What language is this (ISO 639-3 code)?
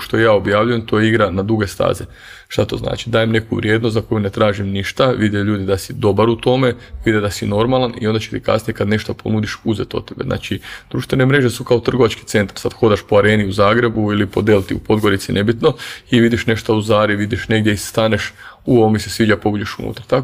hrv